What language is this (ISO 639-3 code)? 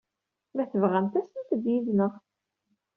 kab